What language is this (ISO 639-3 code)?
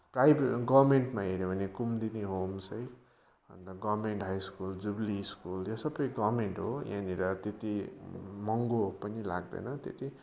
nep